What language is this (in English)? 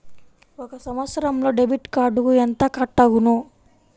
Telugu